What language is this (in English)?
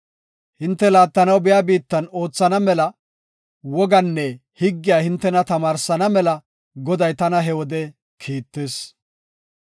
Gofa